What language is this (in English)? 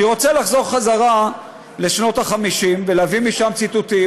Hebrew